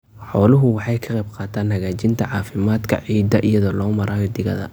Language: Somali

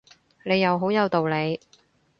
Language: Cantonese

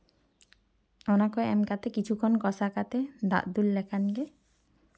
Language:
Santali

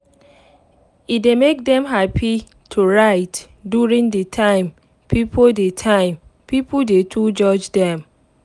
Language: Nigerian Pidgin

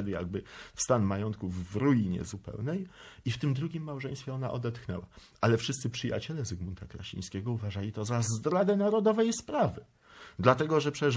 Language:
Polish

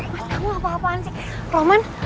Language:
Indonesian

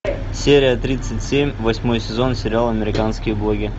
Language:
Russian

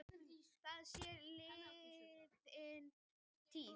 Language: Icelandic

